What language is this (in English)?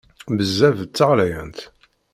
Kabyle